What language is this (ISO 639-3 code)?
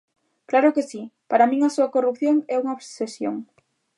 glg